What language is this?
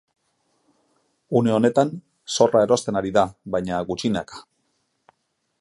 Basque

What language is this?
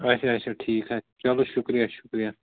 Kashmiri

